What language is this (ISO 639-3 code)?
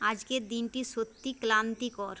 ben